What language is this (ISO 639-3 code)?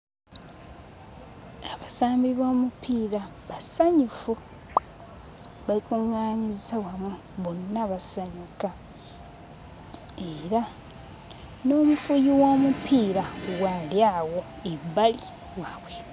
lug